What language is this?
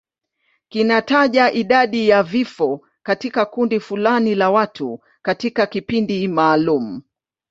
Swahili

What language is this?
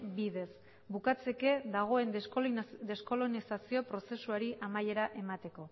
Basque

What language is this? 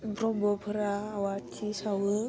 Bodo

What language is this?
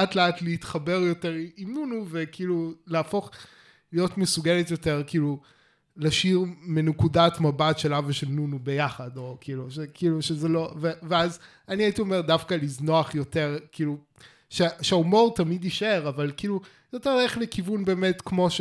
Hebrew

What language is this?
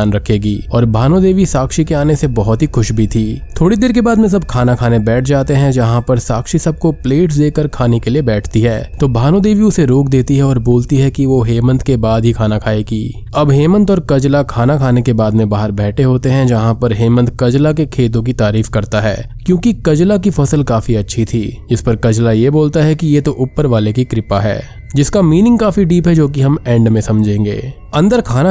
Hindi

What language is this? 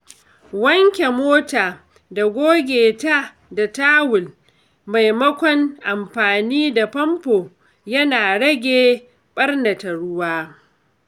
Hausa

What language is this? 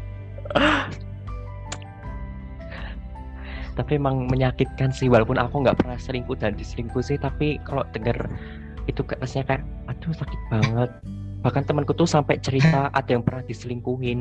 Indonesian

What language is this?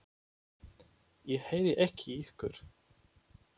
Icelandic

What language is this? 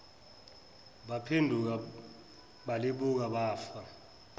Zulu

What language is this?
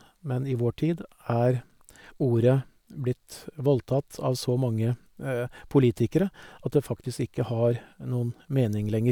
Norwegian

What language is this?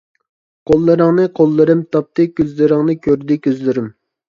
Uyghur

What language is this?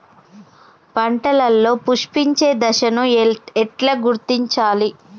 Telugu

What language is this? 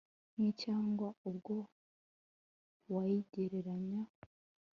Kinyarwanda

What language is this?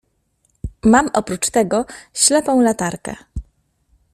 Polish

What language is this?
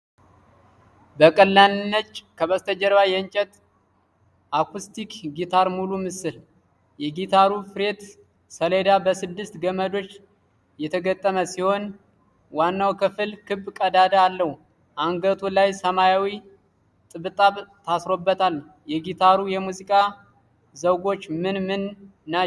Amharic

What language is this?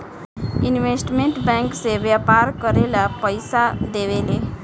Bhojpuri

